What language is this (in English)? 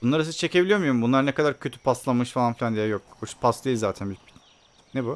Turkish